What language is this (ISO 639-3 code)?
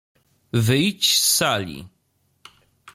pol